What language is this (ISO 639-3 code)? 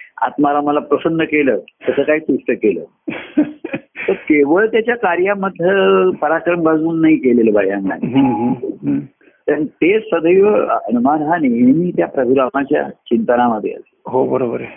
mar